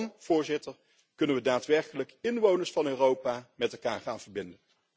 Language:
Dutch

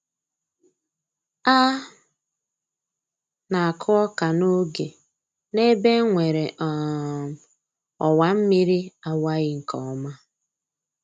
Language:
Igbo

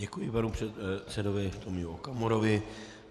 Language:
Czech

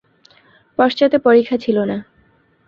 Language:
Bangla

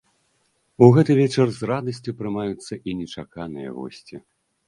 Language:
Belarusian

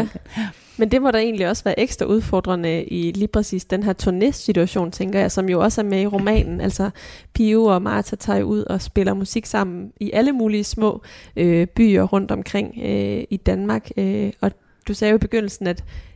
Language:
Danish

